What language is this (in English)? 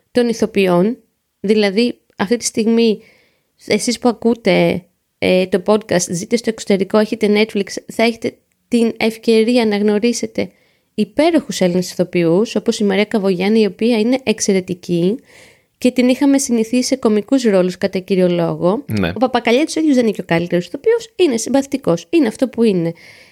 Greek